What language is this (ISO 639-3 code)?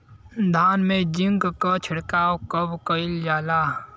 bho